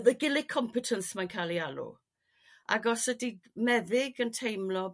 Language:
Welsh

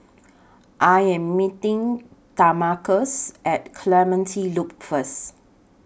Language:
English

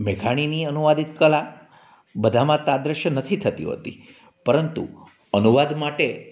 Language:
Gujarati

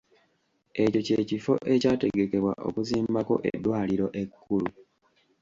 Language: Ganda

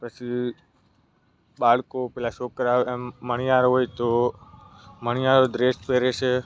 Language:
Gujarati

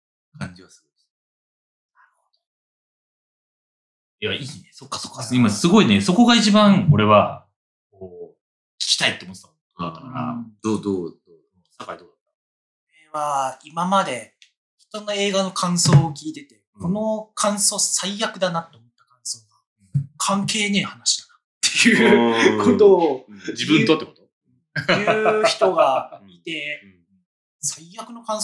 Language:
Japanese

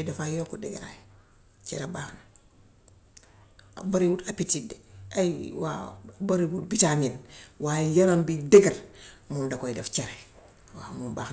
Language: Gambian Wolof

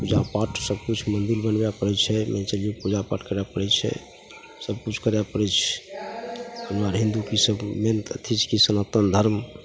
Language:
Maithili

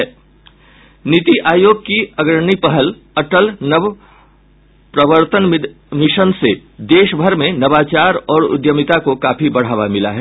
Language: Hindi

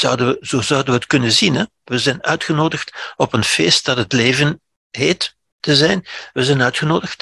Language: Dutch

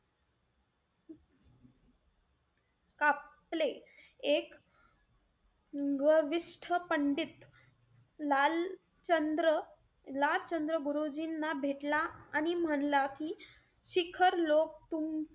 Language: Marathi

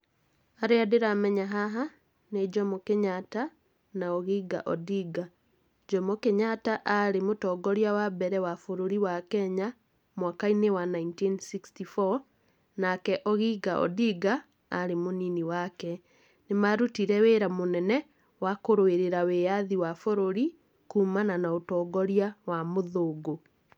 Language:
Kikuyu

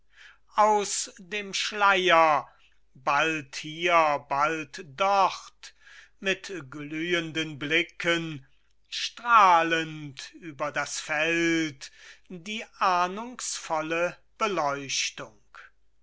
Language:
German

